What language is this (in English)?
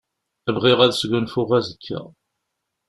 Kabyle